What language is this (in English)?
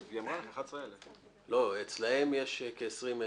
Hebrew